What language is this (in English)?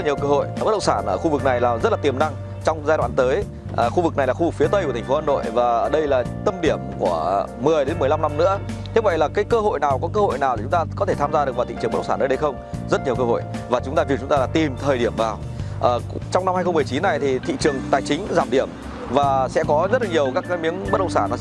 Vietnamese